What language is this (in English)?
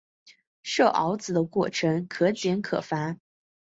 Chinese